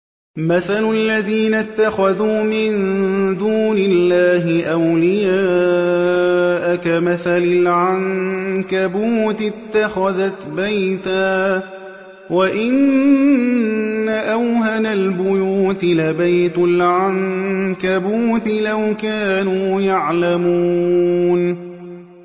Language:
Arabic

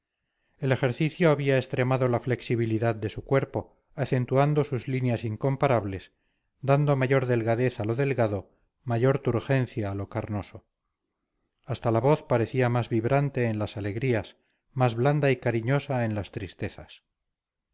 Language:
Spanish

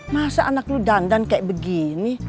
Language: Indonesian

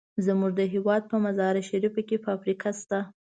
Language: Pashto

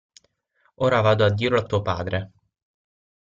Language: Italian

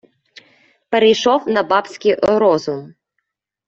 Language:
Ukrainian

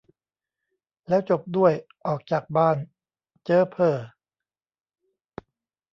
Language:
Thai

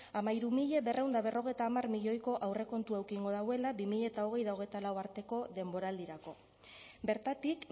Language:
Basque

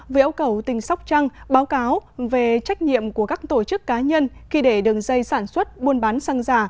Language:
Vietnamese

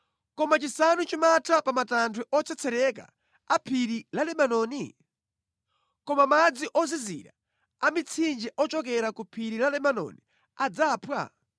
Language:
Nyanja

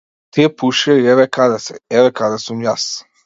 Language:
Macedonian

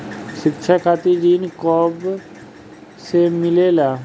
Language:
Bhojpuri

